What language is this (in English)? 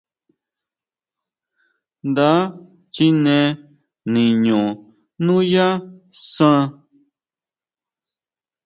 Huautla Mazatec